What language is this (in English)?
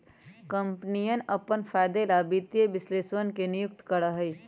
Magahi